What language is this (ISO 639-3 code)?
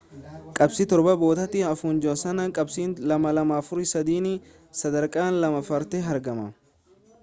orm